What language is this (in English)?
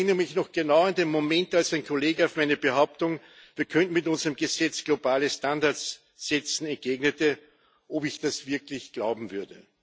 German